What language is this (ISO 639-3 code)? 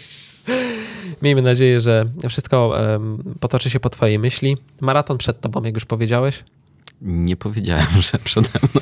pol